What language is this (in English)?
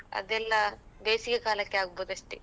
Kannada